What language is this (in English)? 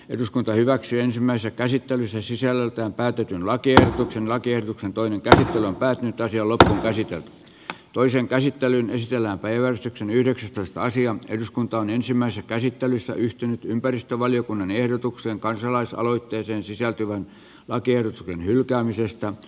Finnish